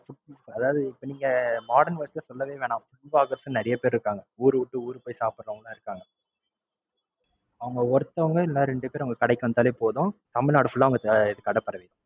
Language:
Tamil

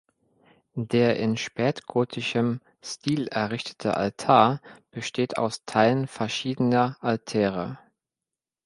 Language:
German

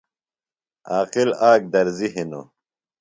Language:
Phalura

